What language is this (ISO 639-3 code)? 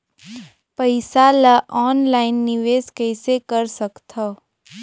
hne